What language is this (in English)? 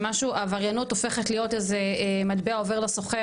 Hebrew